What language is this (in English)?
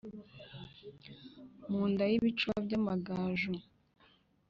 Kinyarwanda